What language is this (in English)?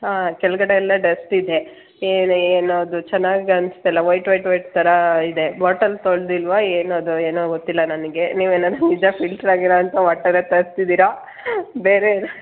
Kannada